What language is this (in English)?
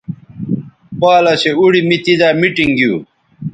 Bateri